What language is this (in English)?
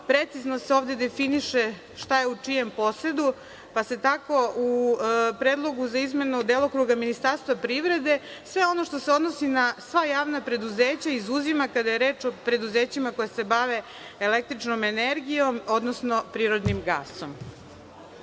Serbian